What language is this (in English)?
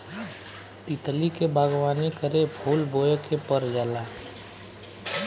Bhojpuri